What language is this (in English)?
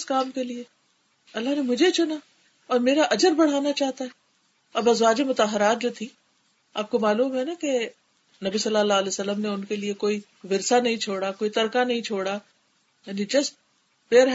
Urdu